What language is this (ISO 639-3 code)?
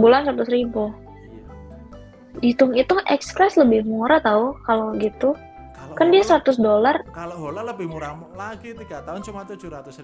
ind